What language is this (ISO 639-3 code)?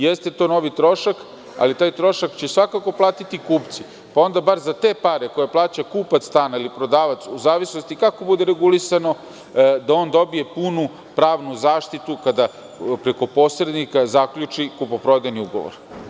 srp